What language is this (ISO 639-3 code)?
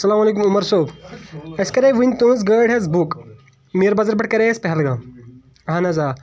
kas